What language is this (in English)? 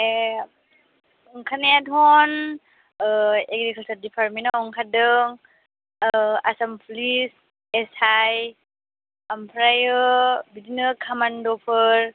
Bodo